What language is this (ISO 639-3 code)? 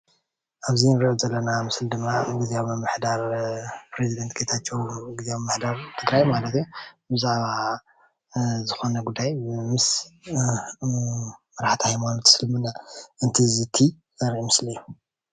tir